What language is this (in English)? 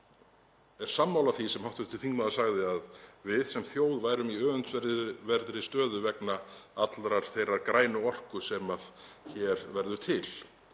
Icelandic